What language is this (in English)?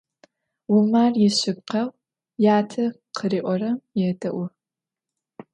Adyghe